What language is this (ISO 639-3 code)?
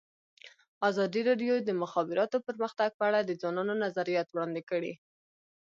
pus